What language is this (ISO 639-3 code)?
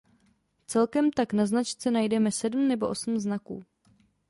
ces